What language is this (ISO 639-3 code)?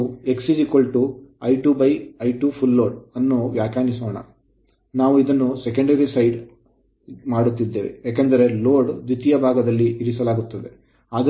kan